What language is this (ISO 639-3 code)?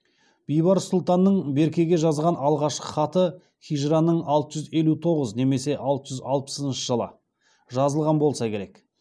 kaz